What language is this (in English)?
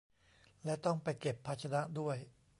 Thai